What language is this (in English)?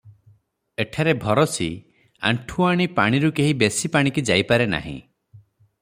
Odia